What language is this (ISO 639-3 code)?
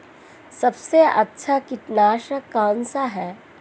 hin